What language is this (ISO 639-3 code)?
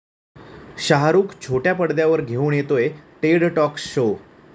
mar